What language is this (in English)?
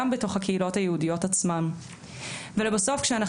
Hebrew